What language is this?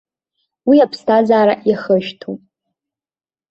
Abkhazian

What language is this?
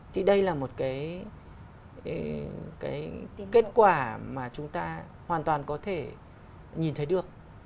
Vietnamese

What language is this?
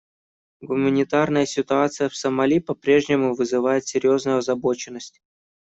Russian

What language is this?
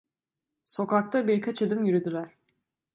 Turkish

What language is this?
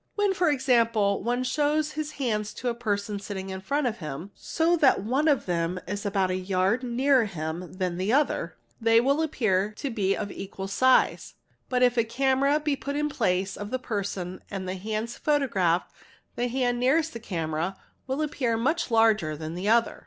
English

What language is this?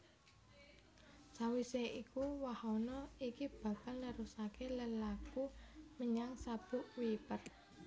Javanese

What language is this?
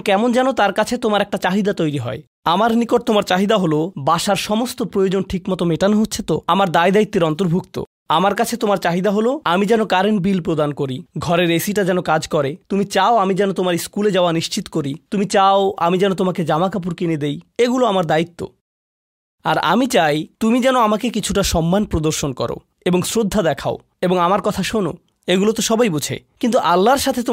Bangla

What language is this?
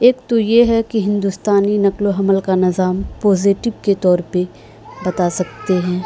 Urdu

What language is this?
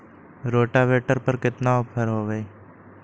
Magahi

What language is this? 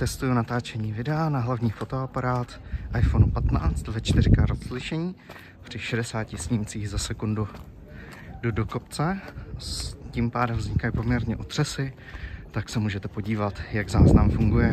Czech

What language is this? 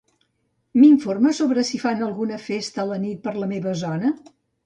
Catalan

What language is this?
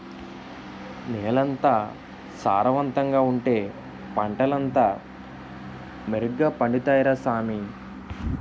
Telugu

